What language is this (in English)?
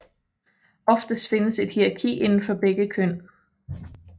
Danish